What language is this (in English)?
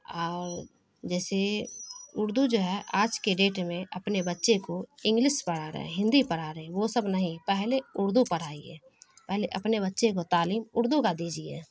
Urdu